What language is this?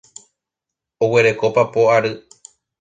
Guarani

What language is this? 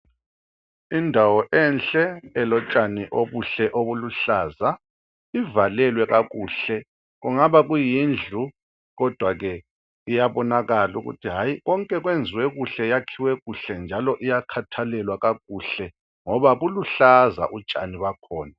North Ndebele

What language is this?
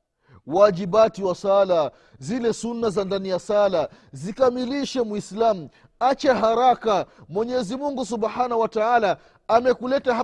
Swahili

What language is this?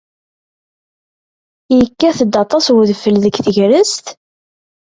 Kabyle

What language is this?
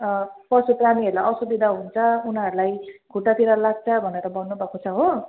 Nepali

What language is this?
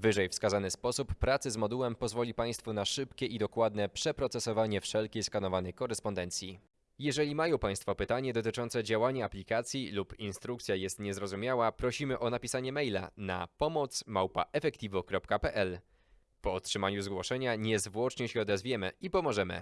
Polish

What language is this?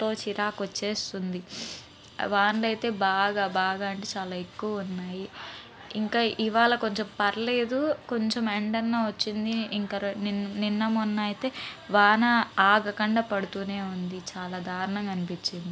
Telugu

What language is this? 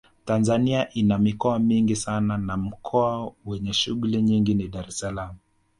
Swahili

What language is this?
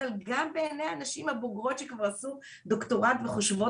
Hebrew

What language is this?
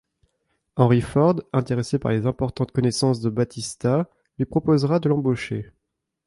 French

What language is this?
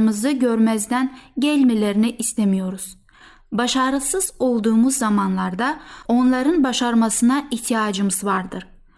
Turkish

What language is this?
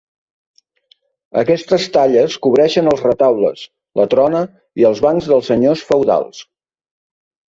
Catalan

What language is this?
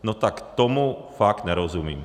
Czech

